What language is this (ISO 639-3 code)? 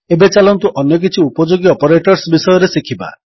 ori